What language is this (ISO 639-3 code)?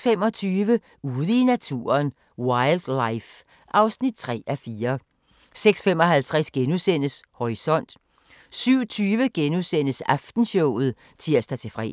dan